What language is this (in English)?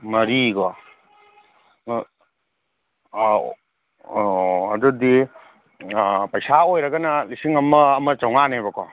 Manipuri